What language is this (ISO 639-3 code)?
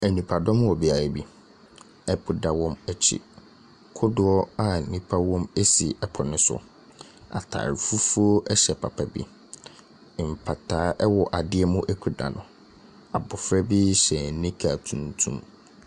aka